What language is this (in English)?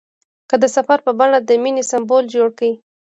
Pashto